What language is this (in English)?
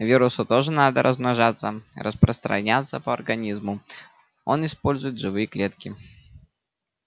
Russian